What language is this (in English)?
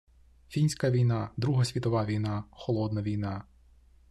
Ukrainian